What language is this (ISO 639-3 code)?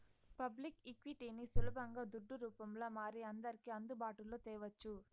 tel